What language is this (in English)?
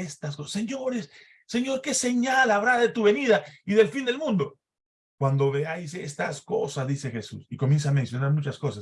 Spanish